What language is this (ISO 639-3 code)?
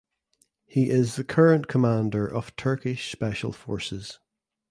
eng